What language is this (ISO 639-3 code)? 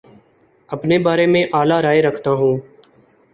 urd